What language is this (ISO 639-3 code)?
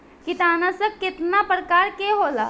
bho